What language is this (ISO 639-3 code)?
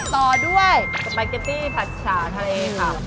tha